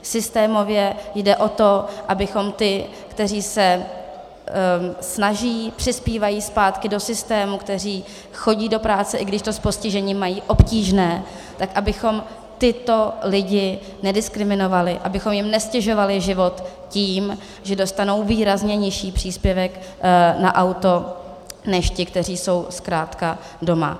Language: Czech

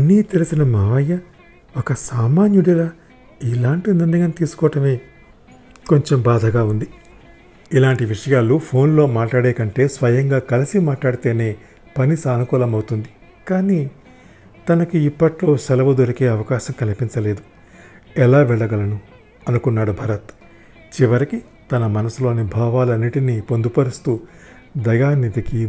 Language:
Telugu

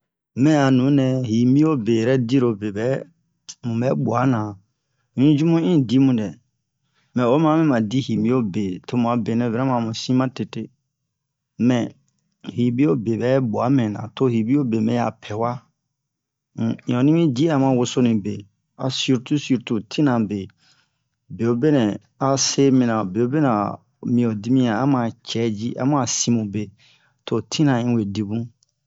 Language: Bomu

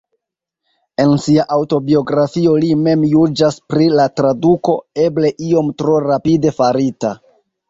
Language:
Esperanto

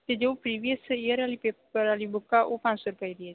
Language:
Punjabi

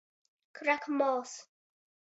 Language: Latgalian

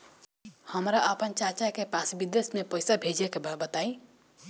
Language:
Bhojpuri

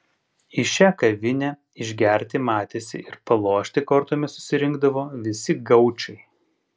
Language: Lithuanian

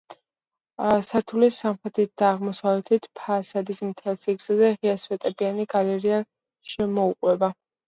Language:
Georgian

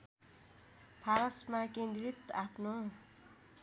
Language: Nepali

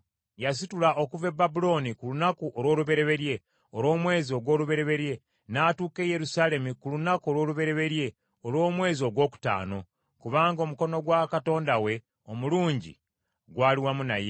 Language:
Ganda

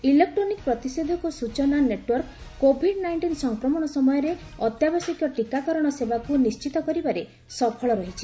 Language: Odia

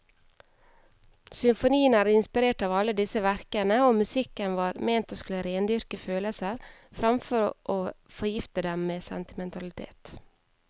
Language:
Norwegian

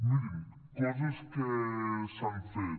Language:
Catalan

